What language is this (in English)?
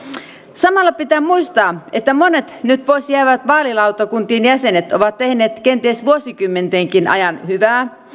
Finnish